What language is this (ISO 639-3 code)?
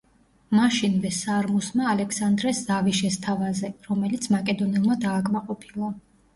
kat